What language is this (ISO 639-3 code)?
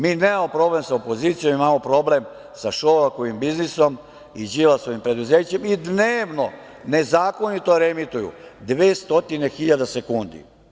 srp